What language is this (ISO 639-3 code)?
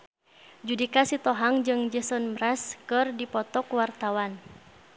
sun